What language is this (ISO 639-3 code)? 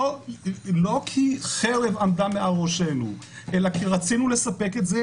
heb